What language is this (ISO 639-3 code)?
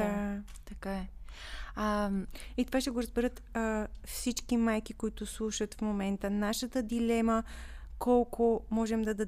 bul